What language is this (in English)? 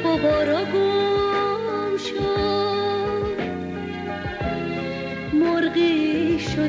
Persian